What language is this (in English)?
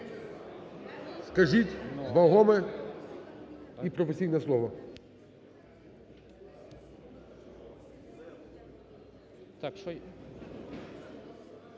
Ukrainian